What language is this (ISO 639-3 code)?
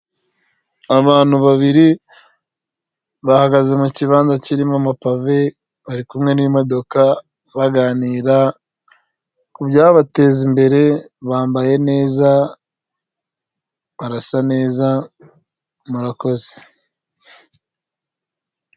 kin